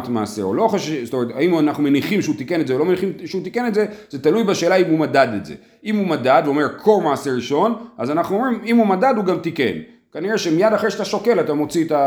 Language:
Hebrew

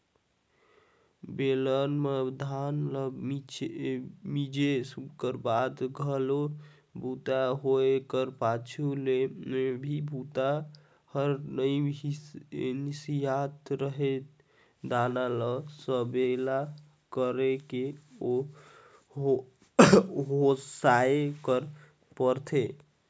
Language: Chhattisgarhi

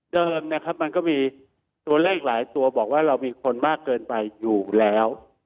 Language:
Thai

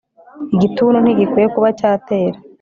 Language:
Kinyarwanda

